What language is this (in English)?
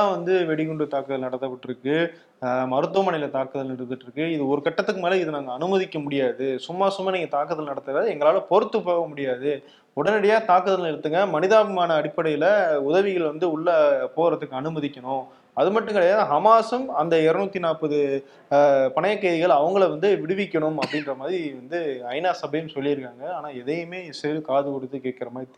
Tamil